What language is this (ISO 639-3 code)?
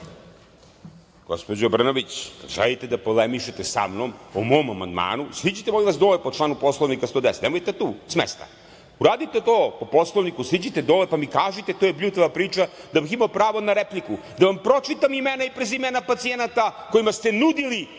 srp